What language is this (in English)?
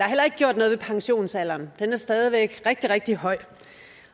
Danish